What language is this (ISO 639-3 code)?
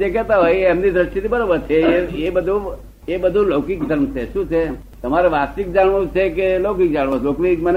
guj